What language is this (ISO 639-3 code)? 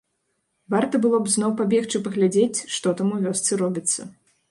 bel